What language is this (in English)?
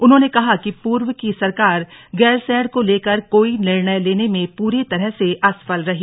Hindi